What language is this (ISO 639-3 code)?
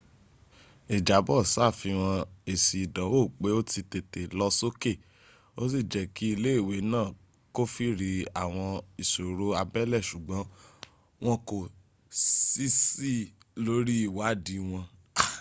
yor